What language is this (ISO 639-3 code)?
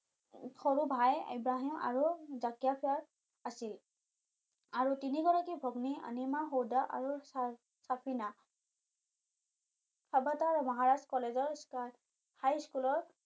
asm